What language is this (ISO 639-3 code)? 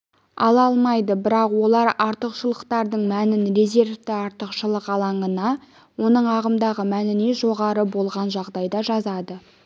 kaz